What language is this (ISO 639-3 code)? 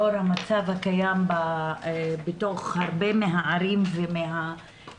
heb